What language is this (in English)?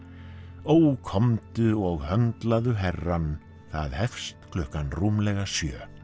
Icelandic